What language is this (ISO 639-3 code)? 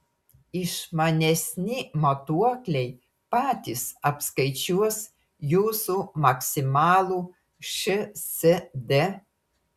lit